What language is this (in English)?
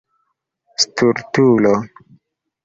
Esperanto